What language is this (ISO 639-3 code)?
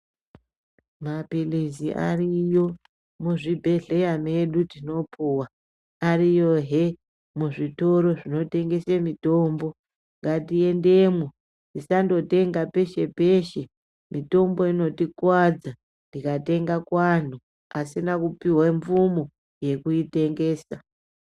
ndc